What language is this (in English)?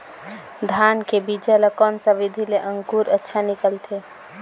Chhattisgarhi